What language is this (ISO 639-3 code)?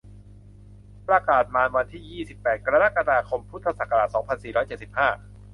tha